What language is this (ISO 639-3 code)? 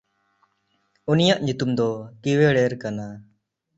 sat